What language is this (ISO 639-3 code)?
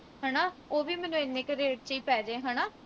pan